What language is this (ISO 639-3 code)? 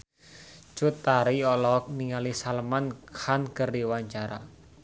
sun